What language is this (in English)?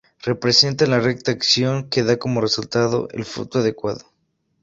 Spanish